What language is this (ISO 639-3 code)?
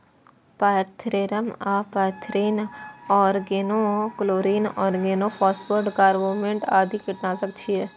mai